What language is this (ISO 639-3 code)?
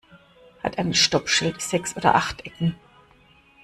deu